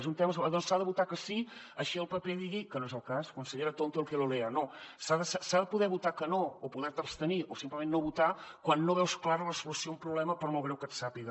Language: Catalan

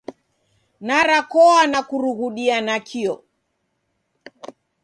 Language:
Taita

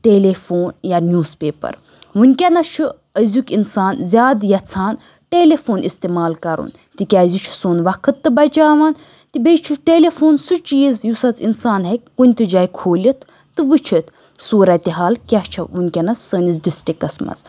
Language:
Kashmiri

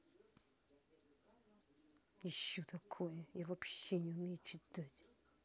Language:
Russian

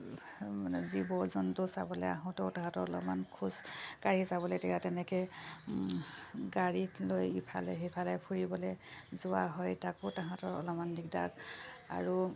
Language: Assamese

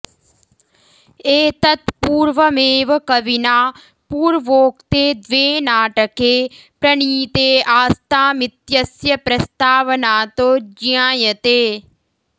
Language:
Sanskrit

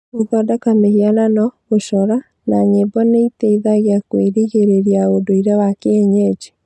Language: Kikuyu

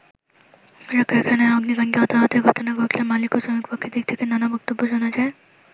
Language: Bangla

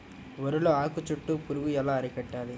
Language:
Telugu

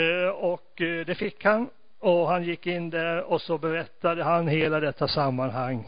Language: Swedish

